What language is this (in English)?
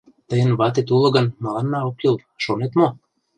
Mari